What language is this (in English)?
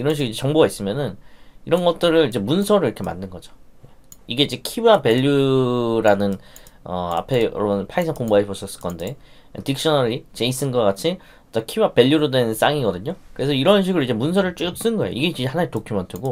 Korean